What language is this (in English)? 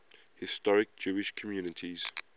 English